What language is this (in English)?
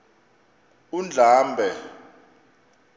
Xhosa